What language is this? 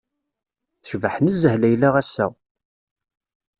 Kabyle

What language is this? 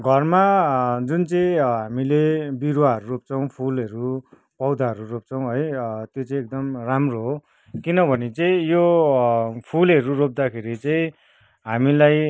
Nepali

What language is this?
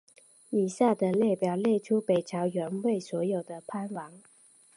Chinese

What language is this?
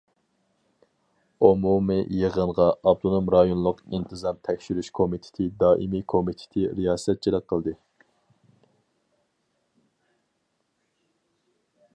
Uyghur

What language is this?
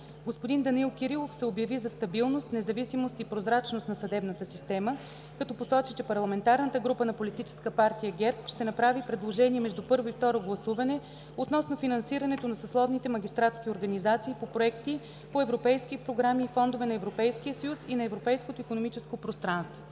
Bulgarian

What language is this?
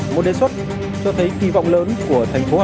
Vietnamese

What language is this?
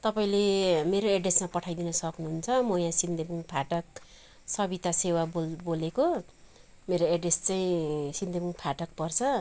Nepali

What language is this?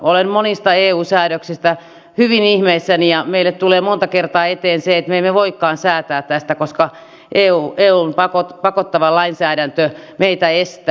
Finnish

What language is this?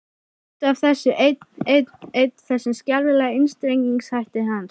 Icelandic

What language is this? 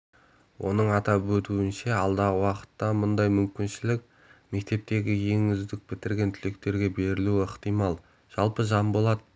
Kazakh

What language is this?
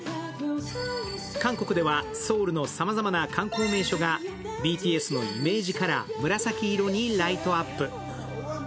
Japanese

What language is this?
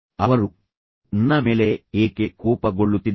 Kannada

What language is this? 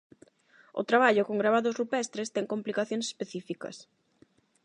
Galician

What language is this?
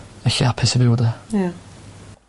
Welsh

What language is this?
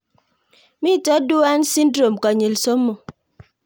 Kalenjin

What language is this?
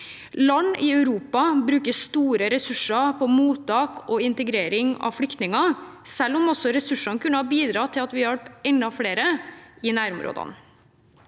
Norwegian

